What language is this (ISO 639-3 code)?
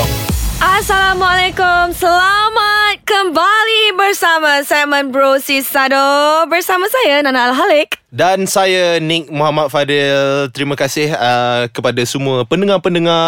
msa